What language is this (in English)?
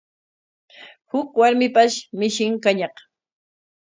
Corongo Ancash Quechua